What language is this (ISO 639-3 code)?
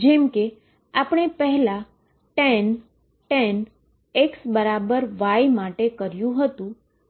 guj